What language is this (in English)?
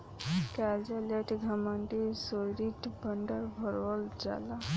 Bhojpuri